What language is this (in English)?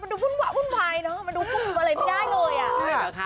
Thai